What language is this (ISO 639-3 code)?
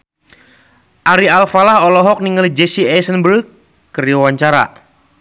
sun